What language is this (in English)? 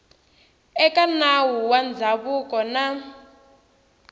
Tsonga